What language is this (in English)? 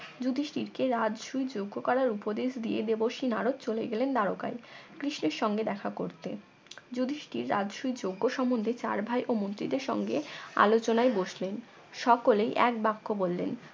Bangla